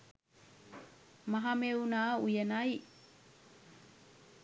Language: Sinhala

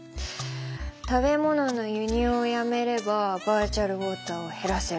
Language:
Japanese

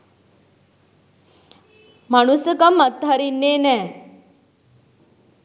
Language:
Sinhala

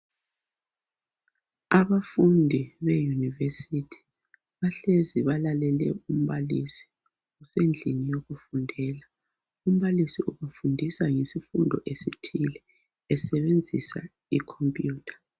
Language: North Ndebele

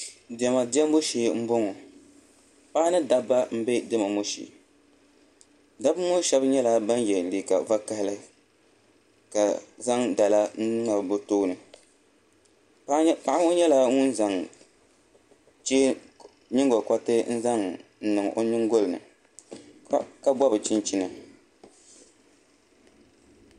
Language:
Dagbani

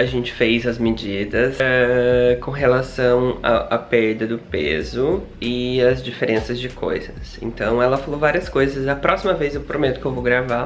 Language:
Portuguese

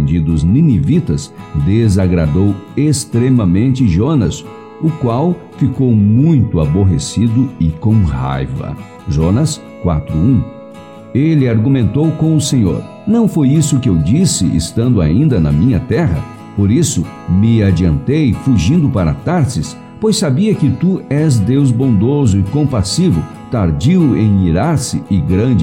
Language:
Portuguese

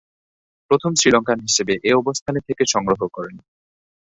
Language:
Bangla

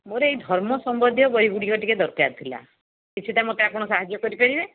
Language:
Odia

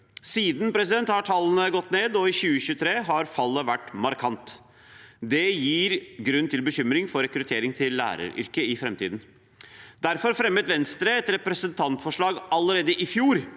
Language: Norwegian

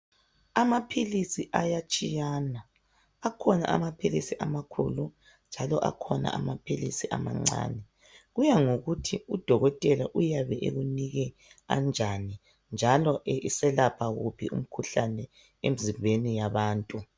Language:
North Ndebele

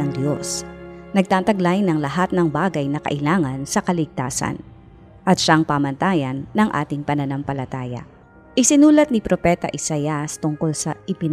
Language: Filipino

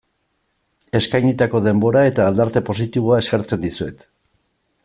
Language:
Basque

